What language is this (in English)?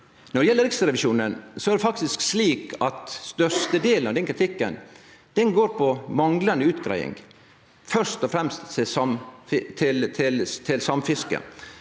Norwegian